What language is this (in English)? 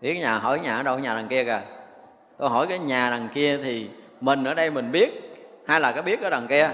Vietnamese